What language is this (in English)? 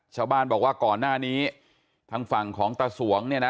Thai